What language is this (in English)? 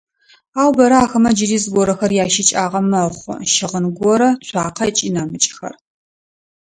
Adyghe